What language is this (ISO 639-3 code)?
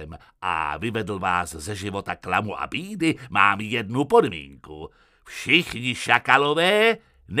ces